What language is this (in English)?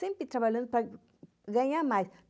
Portuguese